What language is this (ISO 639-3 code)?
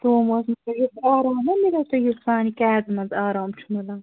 kas